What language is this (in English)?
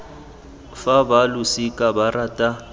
Tswana